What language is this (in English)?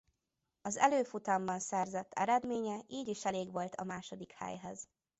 Hungarian